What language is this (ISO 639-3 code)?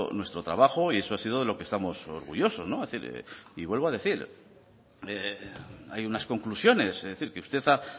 spa